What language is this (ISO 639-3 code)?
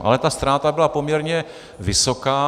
ces